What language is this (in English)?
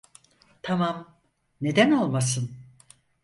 Turkish